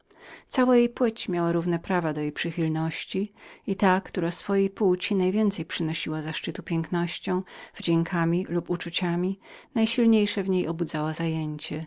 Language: Polish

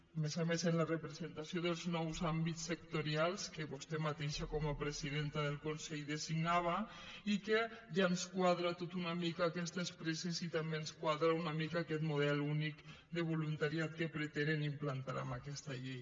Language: Catalan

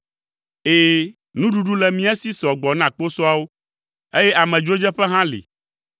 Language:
Ewe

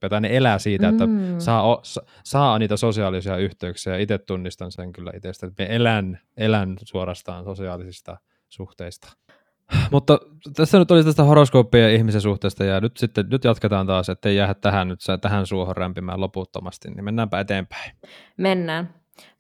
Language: Finnish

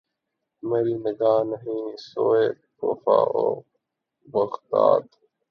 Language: Urdu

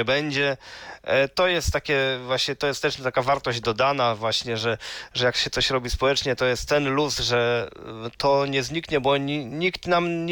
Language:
Polish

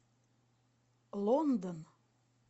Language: Russian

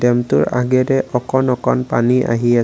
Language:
Assamese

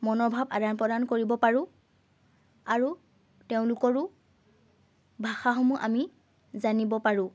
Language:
Assamese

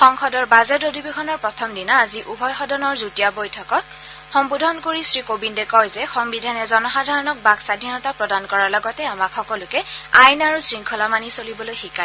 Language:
Assamese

